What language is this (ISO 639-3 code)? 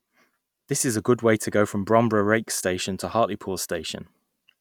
eng